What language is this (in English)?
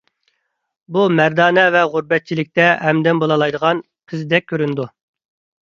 Uyghur